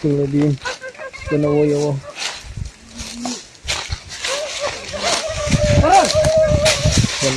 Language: Indonesian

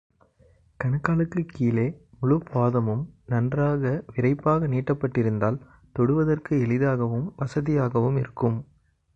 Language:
Tamil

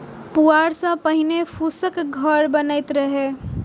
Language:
Maithili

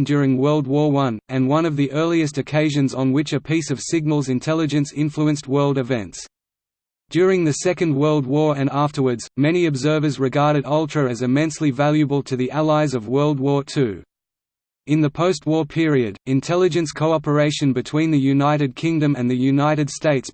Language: English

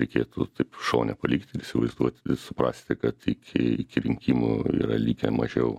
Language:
Lithuanian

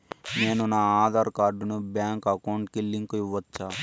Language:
Telugu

